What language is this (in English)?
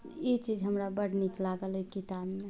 Maithili